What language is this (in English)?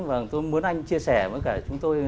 Vietnamese